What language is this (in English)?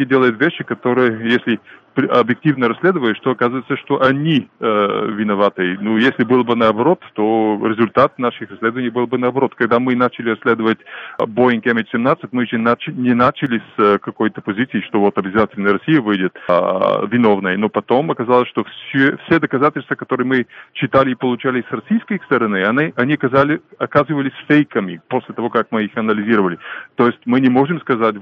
Russian